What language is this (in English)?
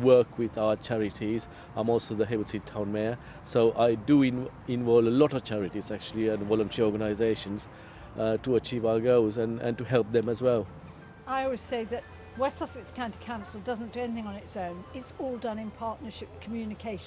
English